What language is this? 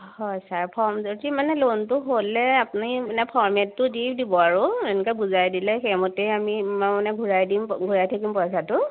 Assamese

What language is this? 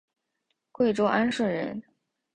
Chinese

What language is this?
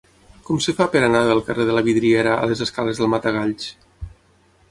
Catalan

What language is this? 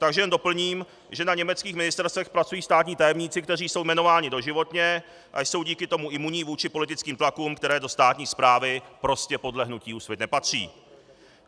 Czech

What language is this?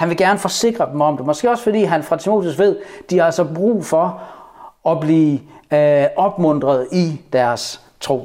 Danish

